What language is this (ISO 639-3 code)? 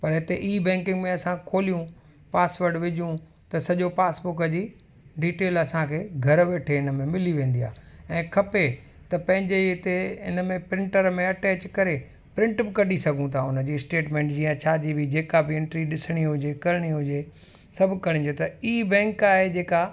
snd